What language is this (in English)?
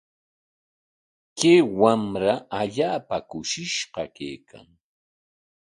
Corongo Ancash Quechua